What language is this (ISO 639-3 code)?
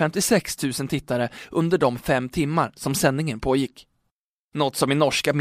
swe